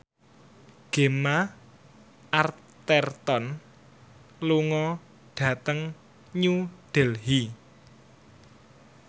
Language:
Javanese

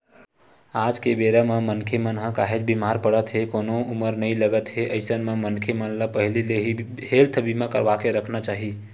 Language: Chhattisgarhi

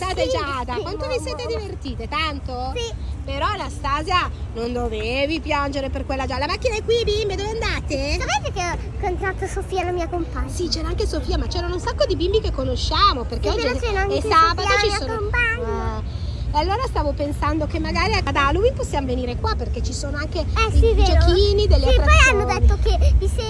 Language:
Italian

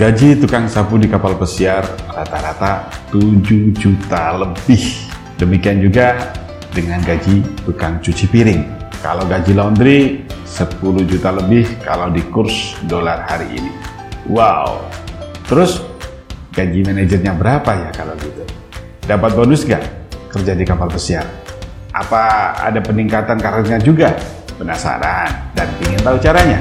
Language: Indonesian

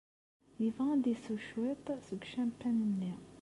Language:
Kabyle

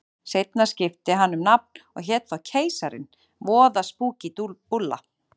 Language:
Icelandic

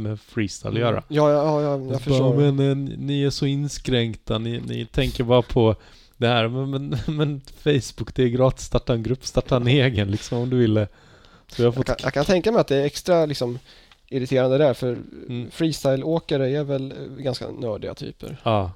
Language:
Swedish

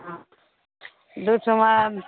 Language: Maithili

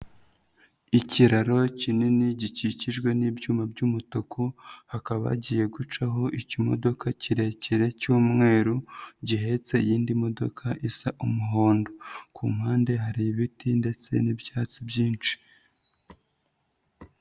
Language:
Kinyarwanda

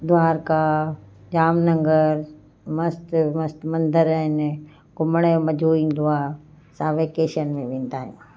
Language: Sindhi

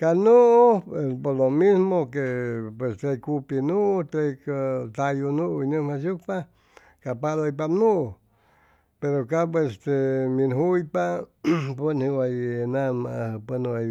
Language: Chimalapa Zoque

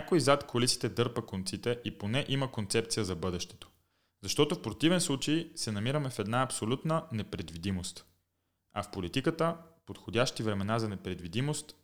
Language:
Bulgarian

